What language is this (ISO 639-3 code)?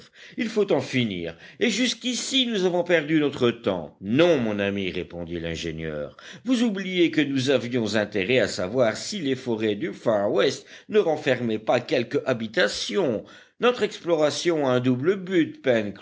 fra